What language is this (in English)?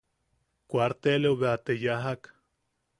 Yaqui